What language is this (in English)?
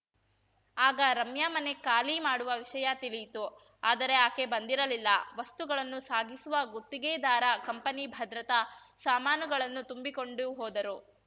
Kannada